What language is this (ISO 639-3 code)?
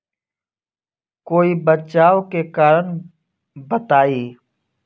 bho